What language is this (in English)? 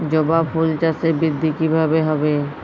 Bangla